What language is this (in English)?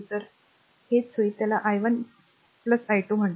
Marathi